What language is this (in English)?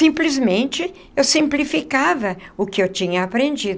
Portuguese